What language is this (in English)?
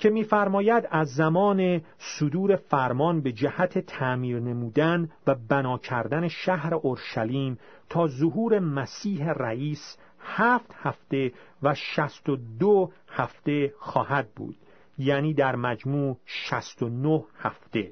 Persian